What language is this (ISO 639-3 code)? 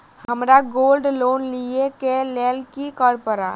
mai